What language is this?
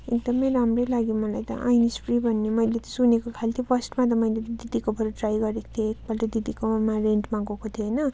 Nepali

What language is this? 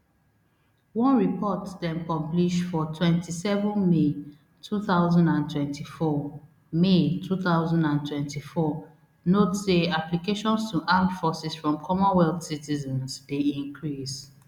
Nigerian Pidgin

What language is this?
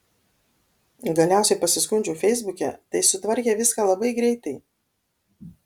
Lithuanian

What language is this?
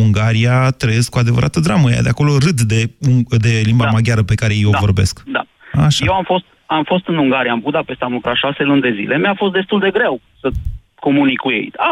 Romanian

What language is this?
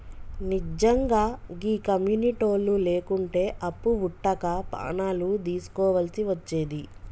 Telugu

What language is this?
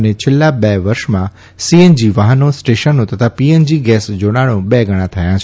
Gujarati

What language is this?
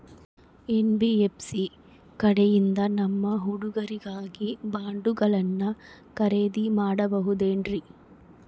Kannada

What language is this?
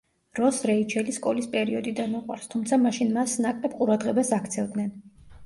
Georgian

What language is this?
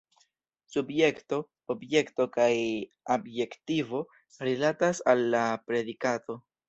Esperanto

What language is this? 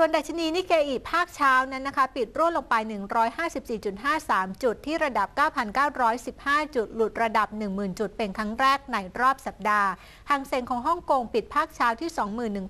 Thai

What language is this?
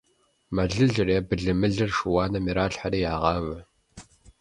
Kabardian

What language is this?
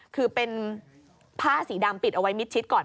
Thai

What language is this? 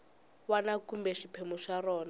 Tsonga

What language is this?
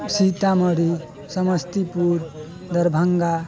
Maithili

